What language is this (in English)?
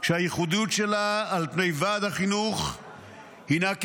Hebrew